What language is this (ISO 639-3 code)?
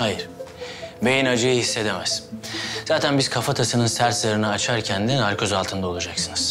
tur